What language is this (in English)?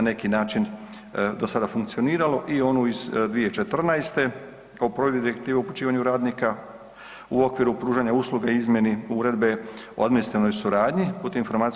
Croatian